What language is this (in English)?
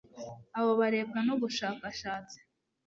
Kinyarwanda